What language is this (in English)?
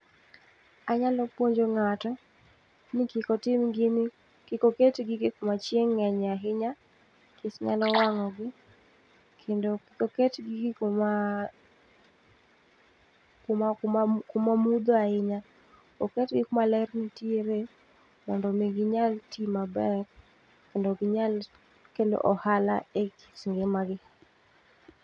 Luo (Kenya and Tanzania)